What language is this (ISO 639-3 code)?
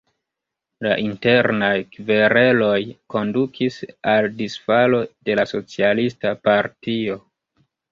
epo